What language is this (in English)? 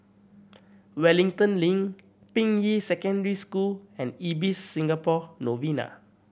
English